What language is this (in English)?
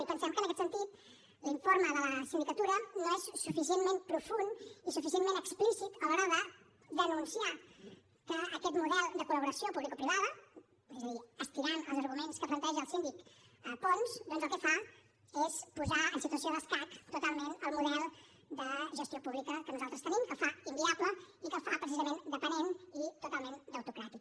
Catalan